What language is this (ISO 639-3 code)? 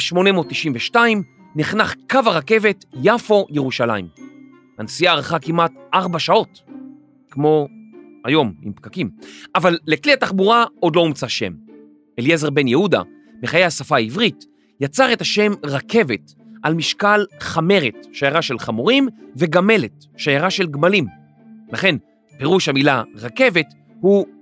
heb